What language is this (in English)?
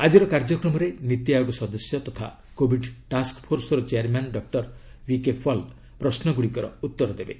Odia